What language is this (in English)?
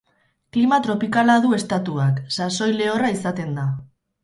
Basque